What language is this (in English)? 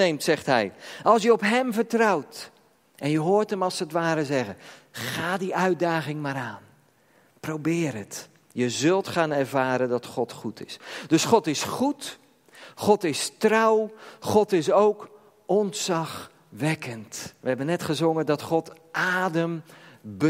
Dutch